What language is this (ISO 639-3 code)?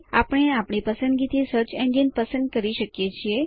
guj